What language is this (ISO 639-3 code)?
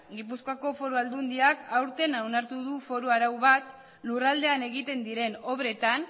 eus